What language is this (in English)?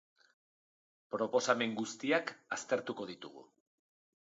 Basque